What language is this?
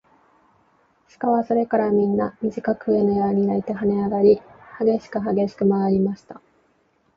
Japanese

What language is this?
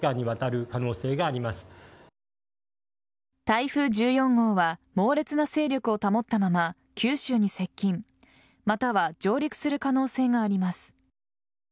Japanese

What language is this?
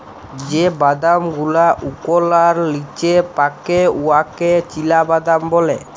Bangla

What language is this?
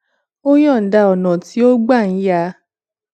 Yoruba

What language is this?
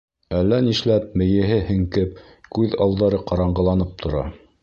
Bashkir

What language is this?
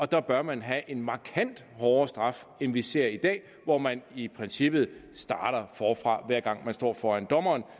Danish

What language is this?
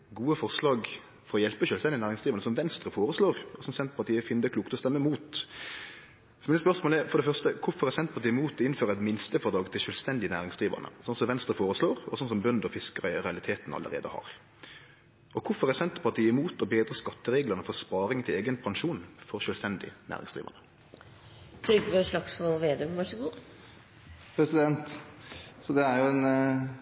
Norwegian Nynorsk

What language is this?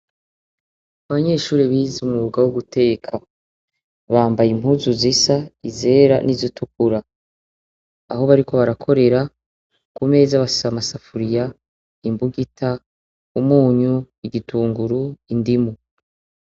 Rundi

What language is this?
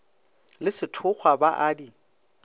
Northern Sotho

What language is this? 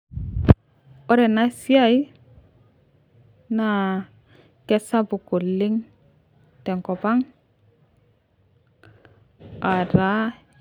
Masai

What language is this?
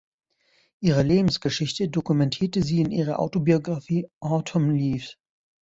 German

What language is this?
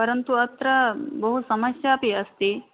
Sanskrit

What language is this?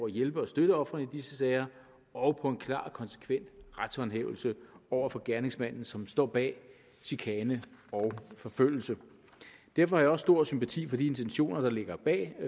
Danish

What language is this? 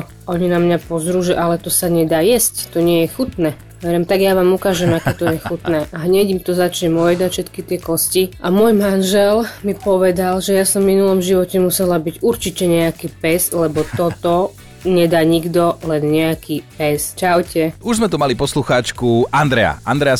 Slovak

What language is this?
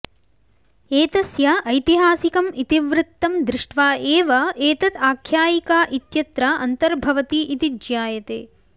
Sanskrit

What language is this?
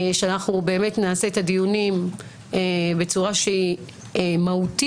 Hebrew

